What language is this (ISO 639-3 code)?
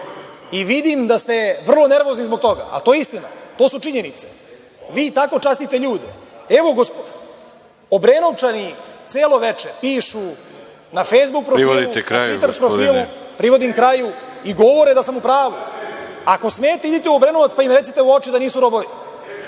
srp